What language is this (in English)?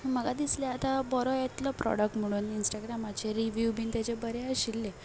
Konkani